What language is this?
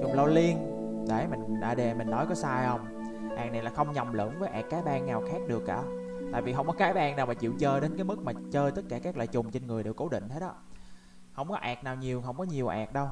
Vietnamese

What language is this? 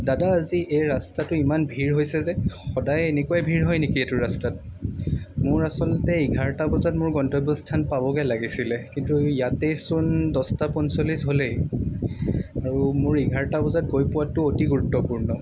Assamese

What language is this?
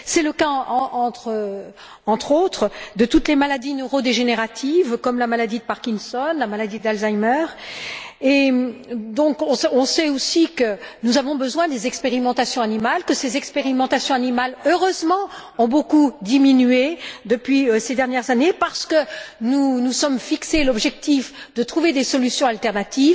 French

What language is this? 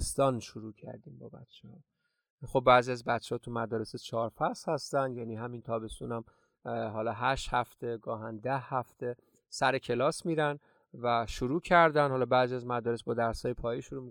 Persian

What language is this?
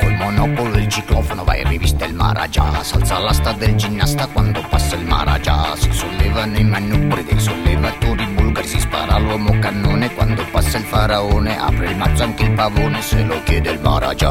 Italian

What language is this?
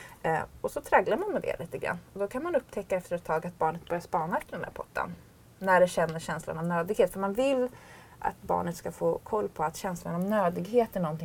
Swedish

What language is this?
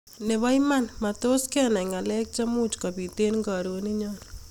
Kalenjin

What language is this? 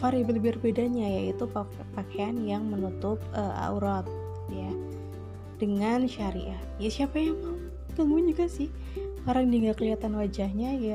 Indonesian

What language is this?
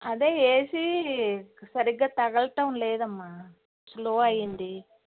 Telugu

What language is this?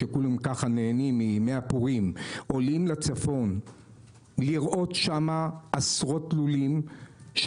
Hebrew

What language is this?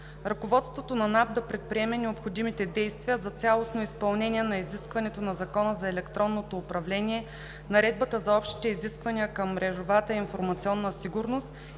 Bulgarian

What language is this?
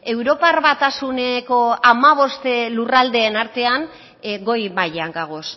Basque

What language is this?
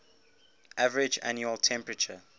English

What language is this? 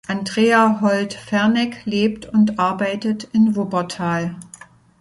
German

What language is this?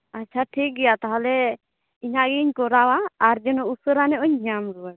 Santali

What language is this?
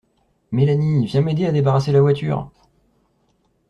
French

